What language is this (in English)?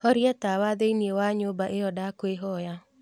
Kikuyu